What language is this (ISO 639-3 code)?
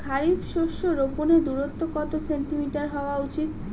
ben